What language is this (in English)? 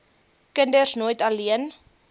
Afrikaans